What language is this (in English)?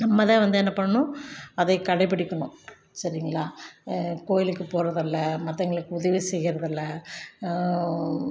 Tamil